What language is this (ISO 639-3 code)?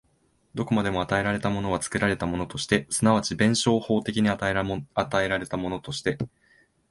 jpn